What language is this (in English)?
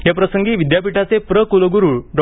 Marathi